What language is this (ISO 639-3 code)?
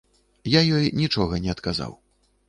bel